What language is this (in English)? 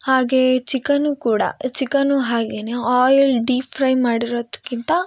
Kannada